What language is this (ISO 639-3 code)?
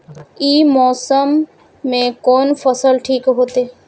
mai